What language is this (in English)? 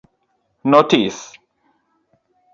Luo (Kenya and Tanzania)